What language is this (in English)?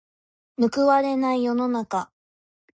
Japanese